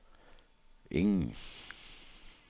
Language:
Danish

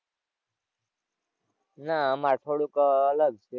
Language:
Gujarati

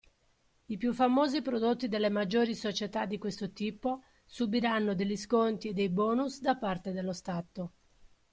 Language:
Italian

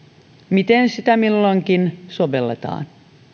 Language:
Finnish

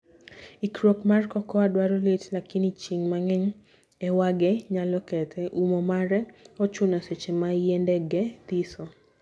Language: Luo (Kenya and Tanzania)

